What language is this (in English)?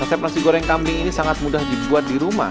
Indonesian